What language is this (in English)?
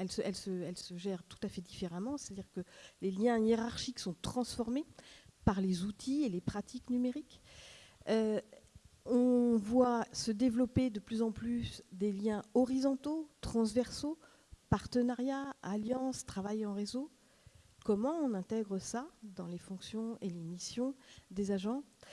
French